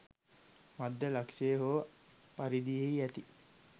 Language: Sinhala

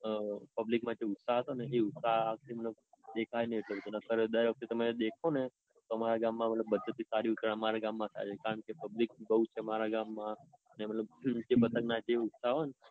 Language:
Gujarati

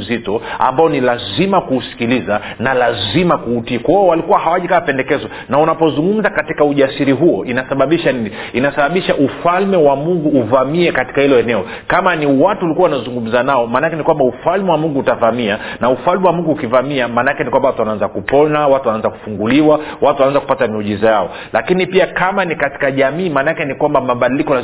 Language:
Swahili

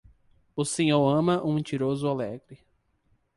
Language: Portuguese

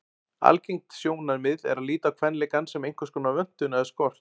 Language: Icelandic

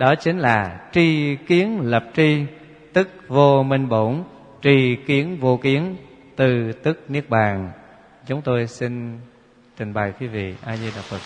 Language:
Vietnamese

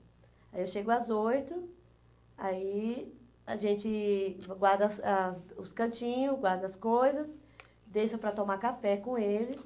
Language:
Portuguese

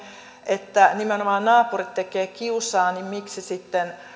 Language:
Finnish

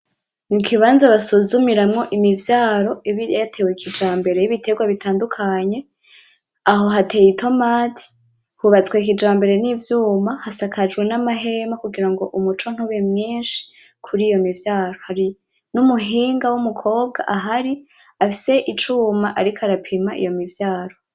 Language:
Rundi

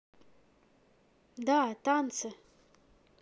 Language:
Russian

